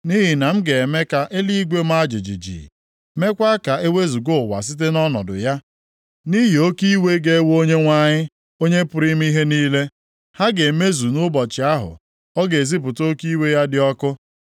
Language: Igbo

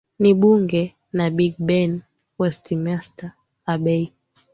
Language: Swahili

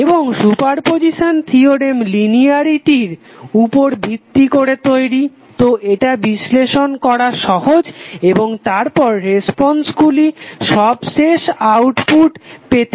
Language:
Bangla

